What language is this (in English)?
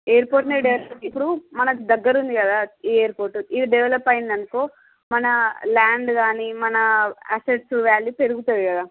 Telugu